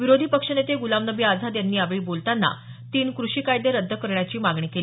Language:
Marathi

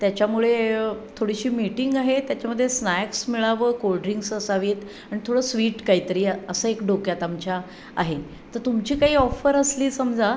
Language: Marathi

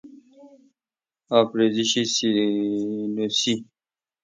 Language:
Persian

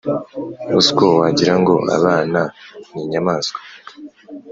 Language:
Kinyarwanda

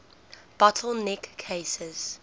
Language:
English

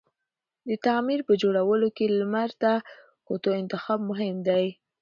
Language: Pashto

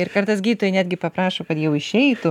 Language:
Lithuanian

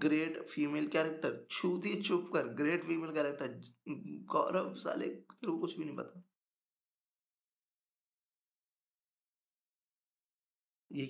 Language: Hindi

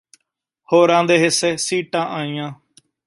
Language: Punjabi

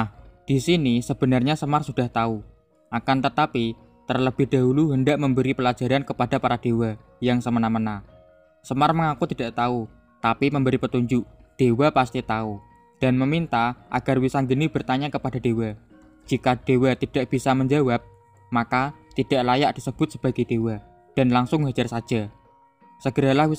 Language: Indonesian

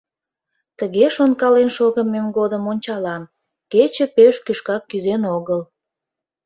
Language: Mari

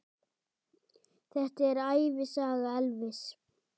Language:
Icelandic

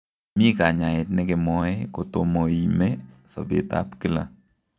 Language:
Kalenjin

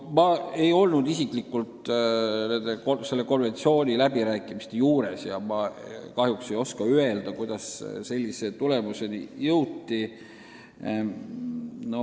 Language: Estonian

